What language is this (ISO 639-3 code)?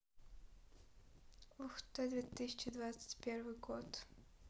rus